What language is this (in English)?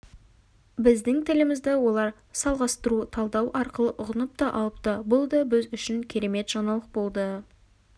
Kazakh